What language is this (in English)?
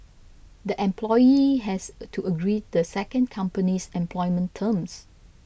English